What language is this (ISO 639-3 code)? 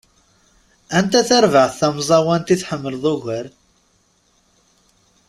kab